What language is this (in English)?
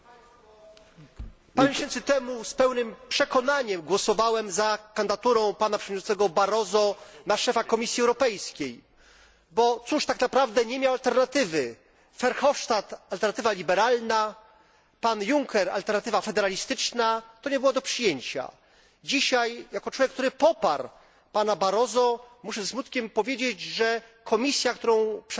Polish